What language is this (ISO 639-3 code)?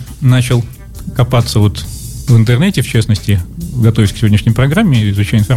rus